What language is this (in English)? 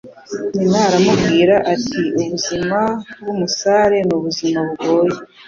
Kinyarwanda